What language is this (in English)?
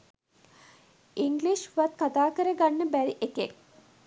Sinhala